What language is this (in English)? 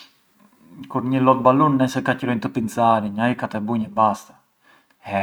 Arbëreshë Albanian